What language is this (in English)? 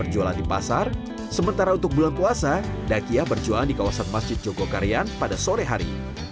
Indonesian